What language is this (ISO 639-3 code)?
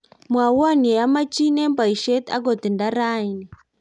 kln